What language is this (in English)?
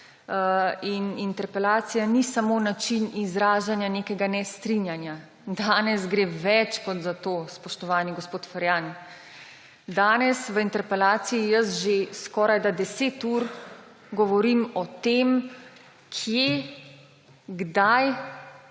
Slovenian